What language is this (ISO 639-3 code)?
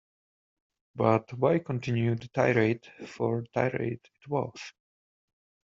eng